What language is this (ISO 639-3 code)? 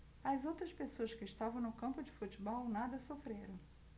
por